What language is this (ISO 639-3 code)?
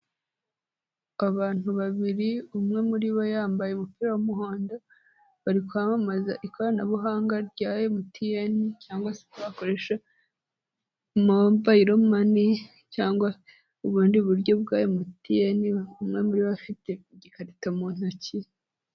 kin